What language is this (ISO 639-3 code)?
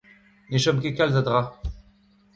bre